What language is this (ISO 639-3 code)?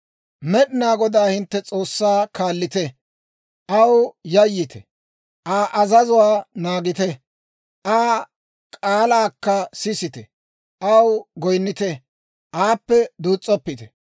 dwr